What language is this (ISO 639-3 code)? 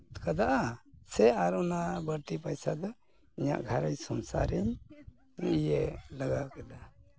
sat